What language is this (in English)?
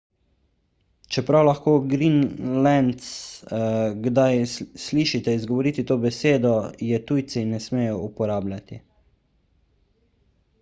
Slovenian